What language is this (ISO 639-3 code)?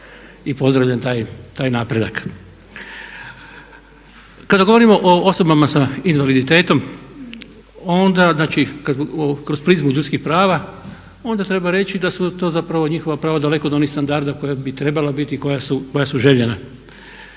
hrv